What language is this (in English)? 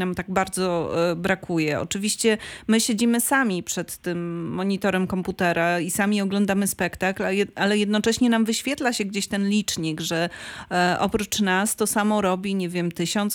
Polish